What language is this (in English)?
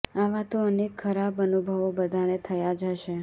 Gujarati